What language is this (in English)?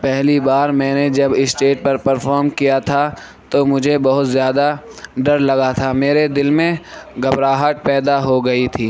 Urdu